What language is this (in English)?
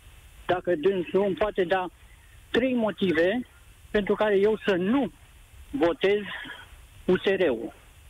Romanian